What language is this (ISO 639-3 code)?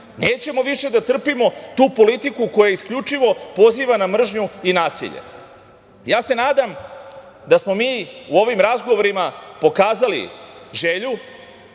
srp